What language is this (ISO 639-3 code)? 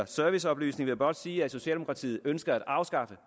dan